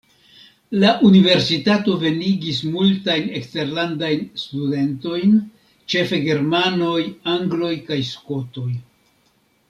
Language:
Esperanto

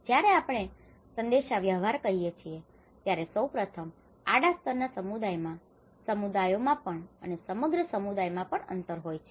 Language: Gujarati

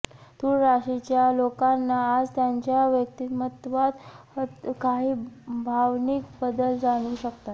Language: Marathi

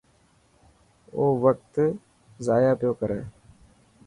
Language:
Dhatki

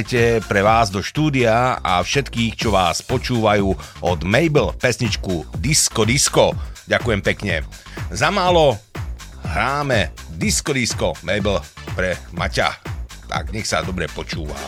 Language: Slovak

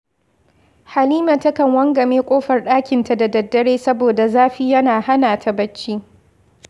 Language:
Hausa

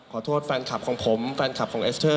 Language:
Thai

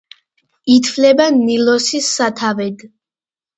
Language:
Georgian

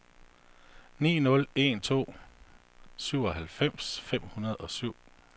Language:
Danish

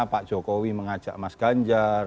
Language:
Indonesian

